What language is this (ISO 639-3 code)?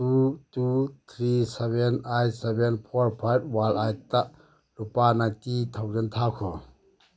mni